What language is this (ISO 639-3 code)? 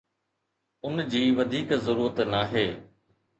snd